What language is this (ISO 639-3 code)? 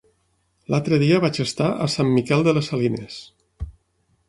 cat